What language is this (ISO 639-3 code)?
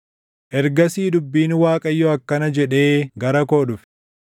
orm